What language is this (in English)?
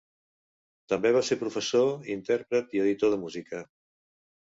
Catalan